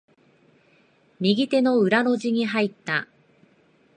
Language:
Japanese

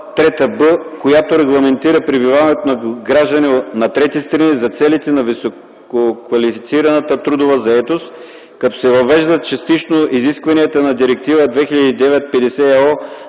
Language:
Bulgarian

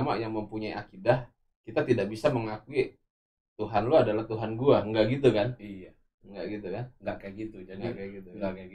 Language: Indonesian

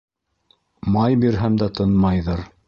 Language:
Bashkir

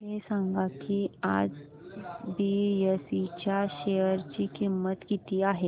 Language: Marathi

